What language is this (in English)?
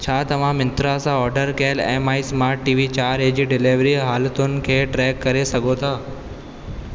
Sindhi